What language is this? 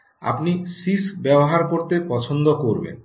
Bangla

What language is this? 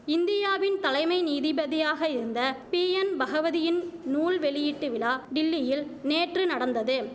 Tamil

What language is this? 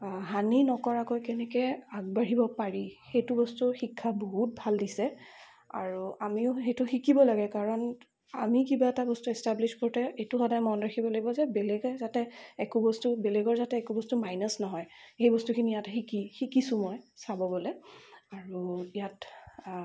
Assamese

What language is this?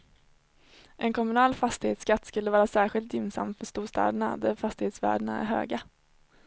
Swedish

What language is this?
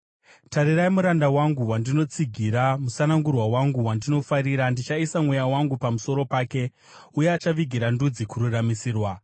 Shona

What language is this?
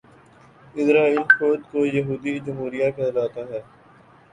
Urdu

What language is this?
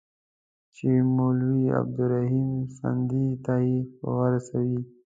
Pashto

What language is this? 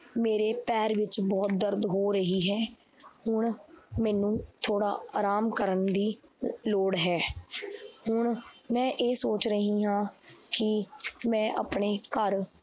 Punjabi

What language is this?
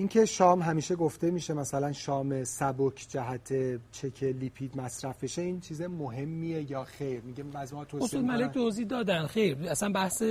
Persian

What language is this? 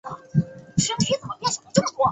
Chinese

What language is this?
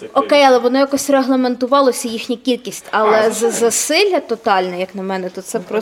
Ukrainian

